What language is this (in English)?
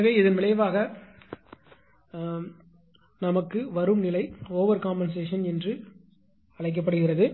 Tamil